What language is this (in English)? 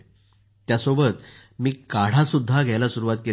Marathi